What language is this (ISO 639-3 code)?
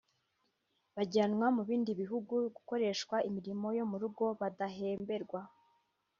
kin